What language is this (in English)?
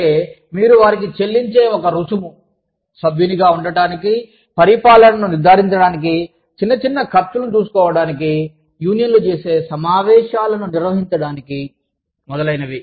Telugu